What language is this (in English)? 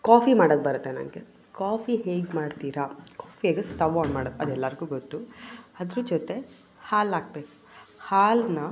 Kannada